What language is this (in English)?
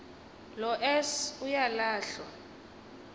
Xhosa